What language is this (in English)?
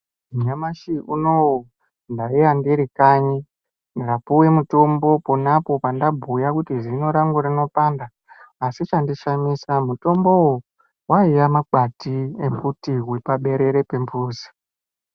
Ndau